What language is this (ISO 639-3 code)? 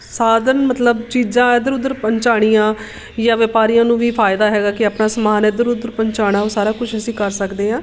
pan